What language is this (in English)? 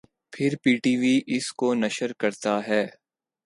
Urdu